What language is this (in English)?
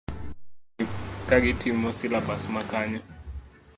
Luo (Kenya and Tanzania)